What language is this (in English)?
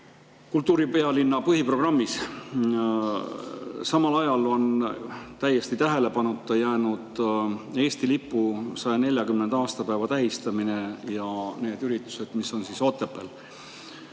Estonian